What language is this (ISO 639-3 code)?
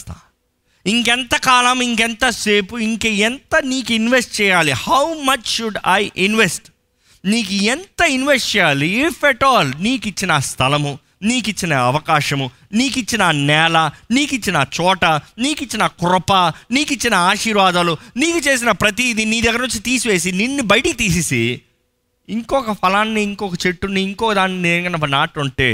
tel